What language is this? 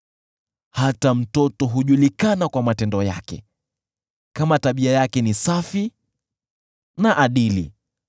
Swahili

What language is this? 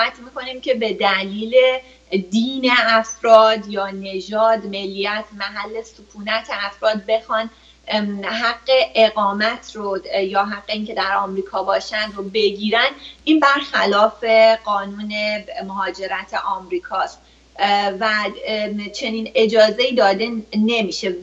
Persian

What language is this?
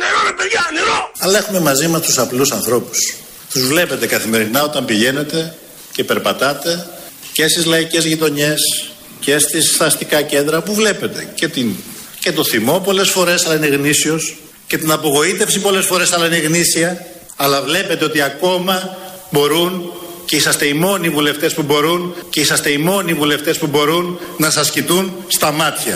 Greek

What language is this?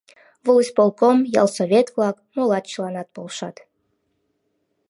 Mari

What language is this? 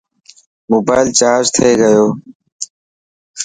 Dhatki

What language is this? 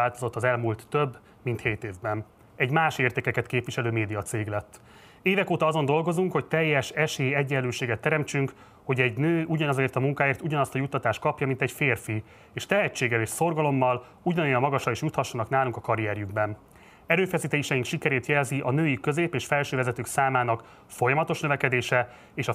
Hungarian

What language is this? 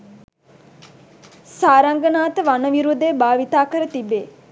Sinhala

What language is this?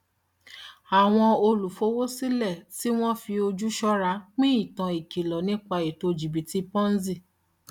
Yoruba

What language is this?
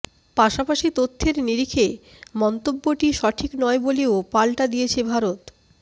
Bangla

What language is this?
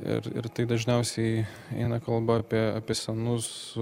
Lithuanian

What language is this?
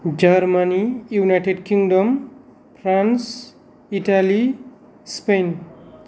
Bodo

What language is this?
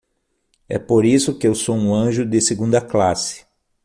Portuguese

